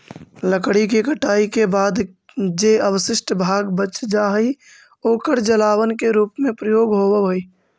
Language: Magahi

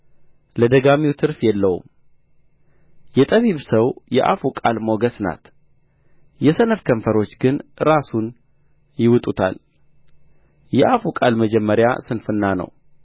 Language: Amharic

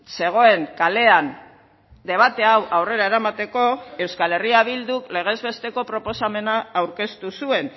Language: Basque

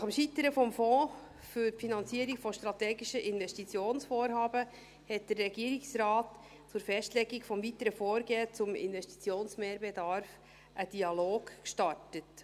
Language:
Swiss German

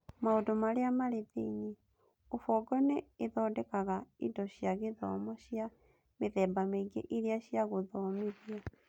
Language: Kikuyu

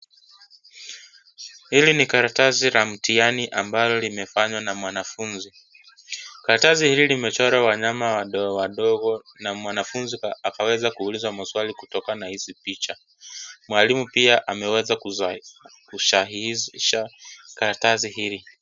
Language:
Swahili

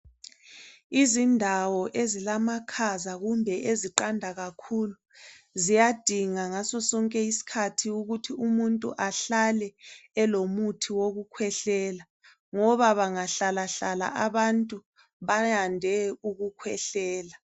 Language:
North Ndebele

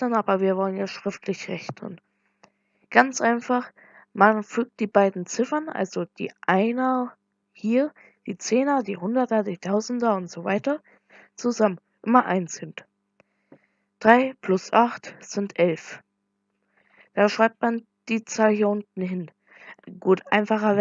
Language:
German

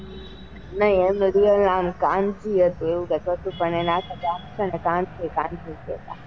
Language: Gujarati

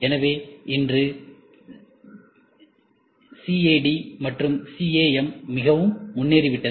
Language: Tamil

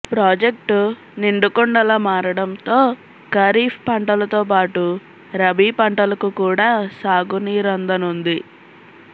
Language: Telugu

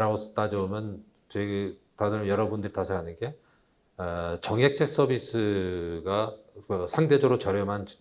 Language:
Korean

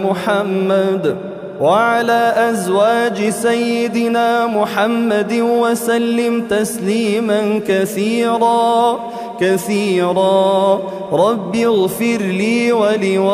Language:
Arabic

